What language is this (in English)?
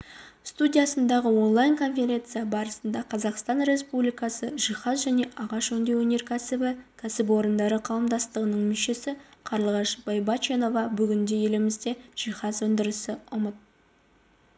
Kazakh